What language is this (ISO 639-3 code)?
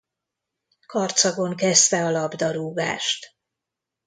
hun